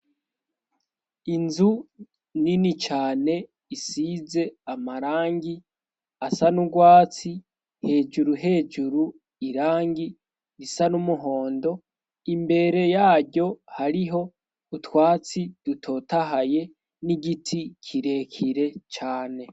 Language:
Rundi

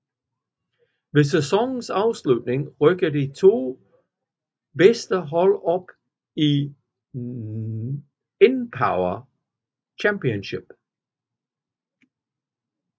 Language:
Danish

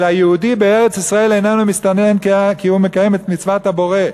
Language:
Hebrew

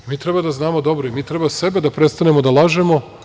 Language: Serbian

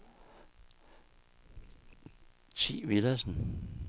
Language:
Danish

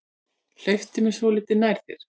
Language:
Icelandic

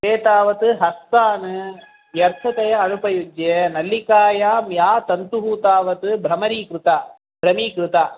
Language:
Sanskrit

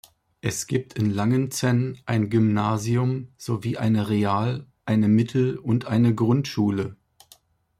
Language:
German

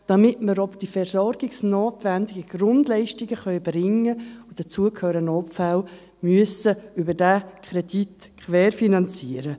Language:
Swiss German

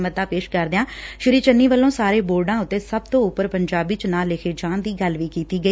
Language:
Punjabi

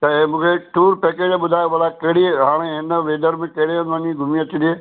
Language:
Sindhi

